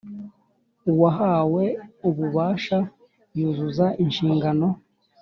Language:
Kinyarwanda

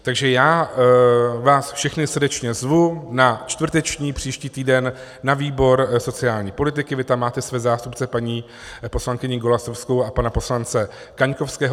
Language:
Czech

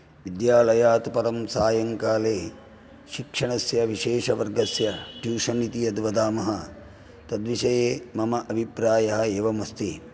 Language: Sanskrit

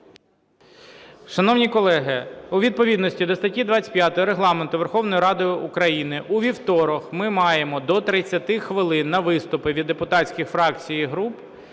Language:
Ukrainian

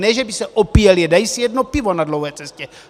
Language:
Czech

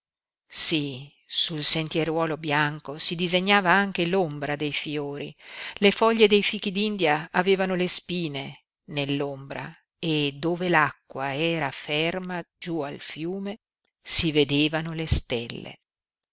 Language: Italian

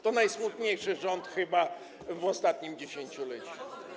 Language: Polish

